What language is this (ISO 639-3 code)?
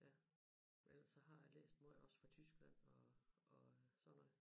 dan